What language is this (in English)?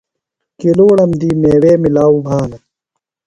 Phalura